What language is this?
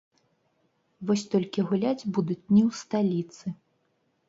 Belarusian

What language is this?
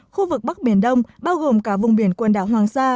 Vietnamese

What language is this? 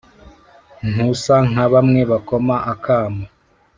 Kinyarwanda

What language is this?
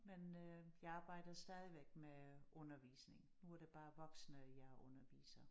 Danish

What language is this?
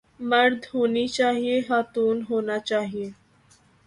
Urdu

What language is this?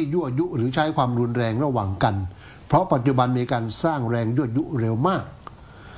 Thai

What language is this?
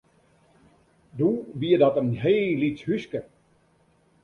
Western Frisian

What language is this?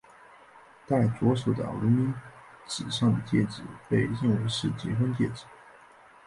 Chinese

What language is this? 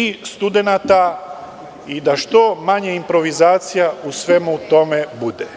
Serbian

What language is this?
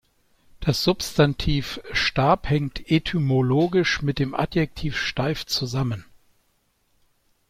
German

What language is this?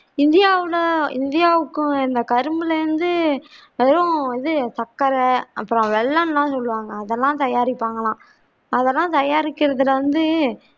Tamil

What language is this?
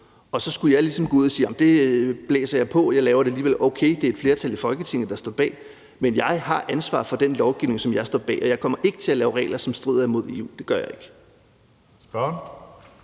Danish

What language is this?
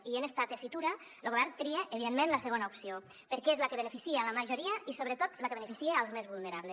Catalan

